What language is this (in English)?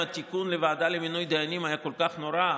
Hebrew